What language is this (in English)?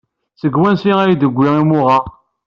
Kabyle